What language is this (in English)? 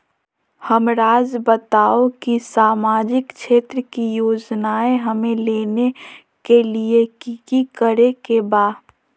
Magahi